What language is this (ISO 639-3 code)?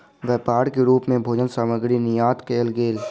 mai